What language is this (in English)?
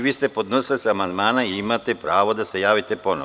Serbian